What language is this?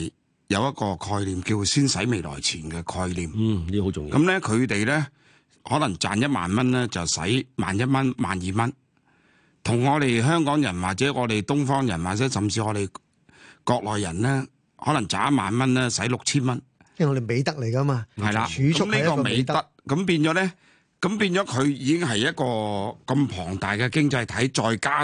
Chinese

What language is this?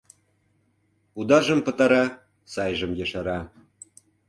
Mari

